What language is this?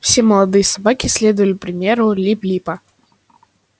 Russian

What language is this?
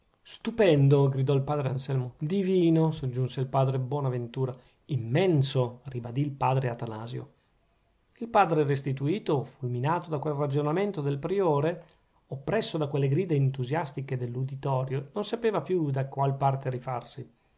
Italian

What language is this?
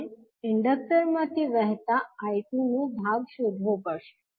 Gujarati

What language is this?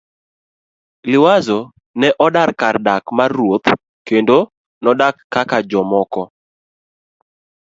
Luo (Kenya and Tanzania)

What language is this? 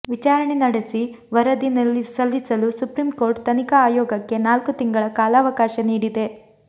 Kannada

